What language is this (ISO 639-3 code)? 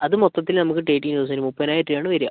mal